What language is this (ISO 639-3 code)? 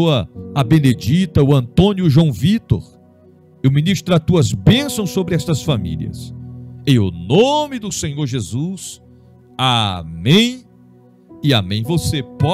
por